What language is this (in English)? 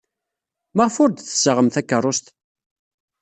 Kabyle